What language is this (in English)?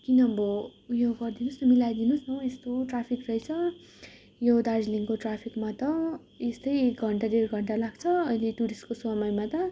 Nepali